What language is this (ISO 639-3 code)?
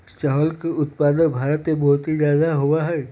mag